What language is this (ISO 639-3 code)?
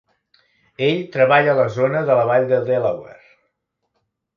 cat